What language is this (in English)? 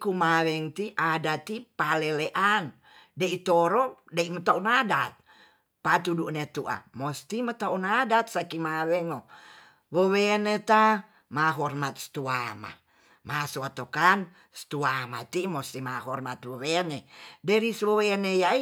Tonsea